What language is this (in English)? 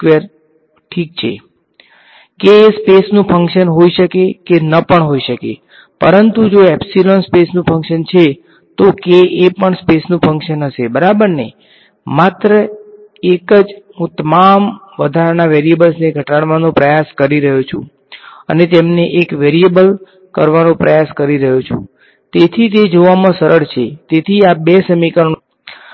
Gujarati